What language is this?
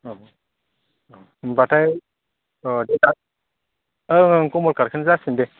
Bodo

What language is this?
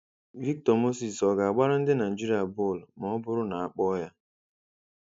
Igbo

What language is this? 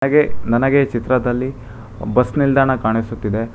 Kannada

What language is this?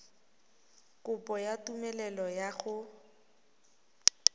Tswana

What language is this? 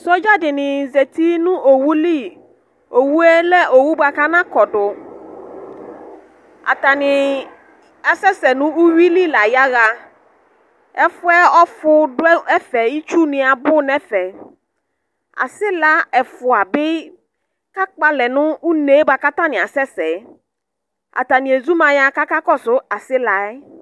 Ikposo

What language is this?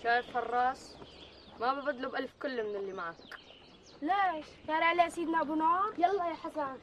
Arabic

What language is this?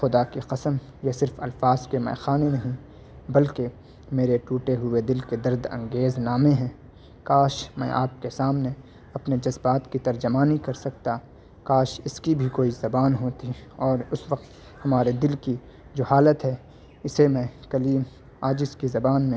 Urdu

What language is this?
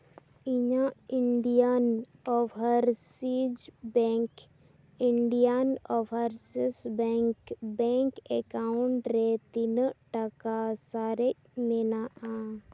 Santali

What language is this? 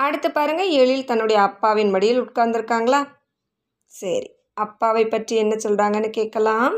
Tamil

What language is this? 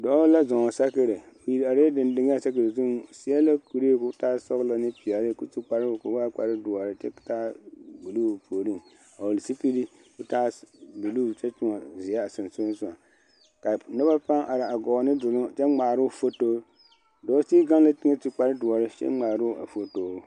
Southern Dagaare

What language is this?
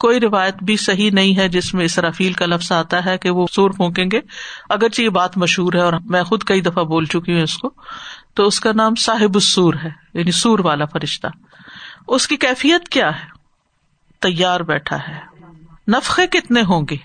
Urdu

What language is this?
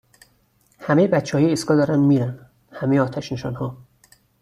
Persian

